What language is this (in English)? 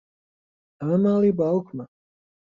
Central Kurdish